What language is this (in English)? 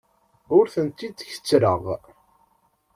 Kabyle